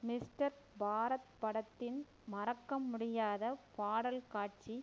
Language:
Tamil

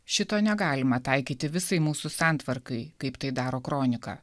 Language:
Lithuanian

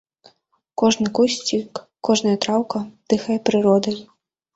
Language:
Belarusian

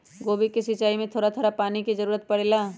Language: Magahi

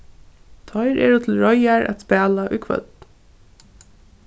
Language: Faroese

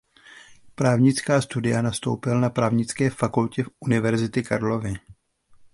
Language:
Czech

